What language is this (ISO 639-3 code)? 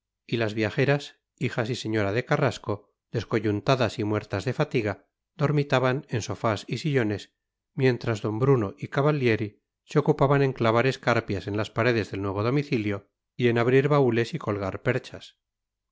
spa